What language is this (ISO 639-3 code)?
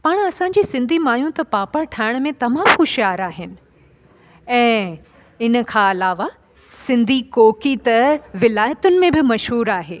snd